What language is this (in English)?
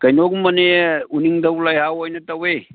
Manipuri